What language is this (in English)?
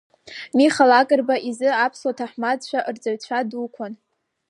Abkhazian